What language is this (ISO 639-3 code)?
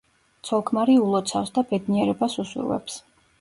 kat